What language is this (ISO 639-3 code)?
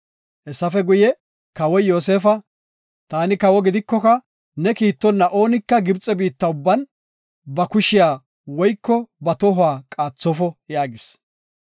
gof